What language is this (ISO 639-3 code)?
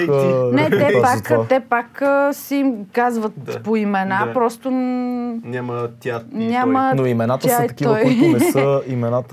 bul